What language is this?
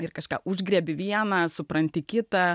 Lithuanian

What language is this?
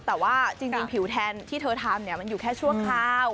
Thai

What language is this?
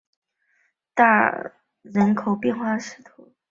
Chinese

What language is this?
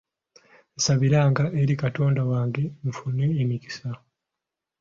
Ganda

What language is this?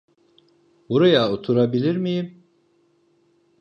Turkish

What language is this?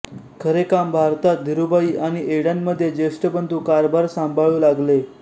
Marathi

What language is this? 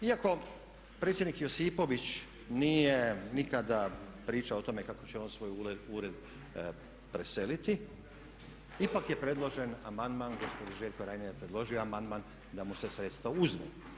Croatian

